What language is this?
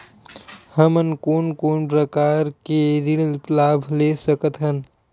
Chhattisgarhi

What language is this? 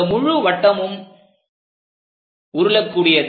Tamil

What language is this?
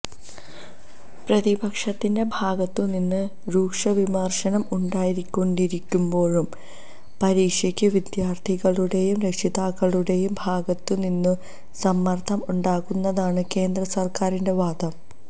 Malayalam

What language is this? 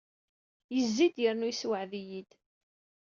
Kabyle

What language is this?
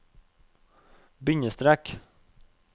Norwegian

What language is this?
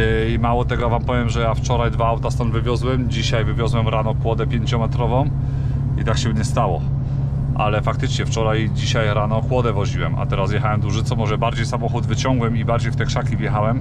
Polish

